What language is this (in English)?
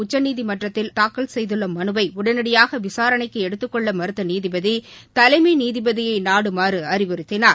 Tamil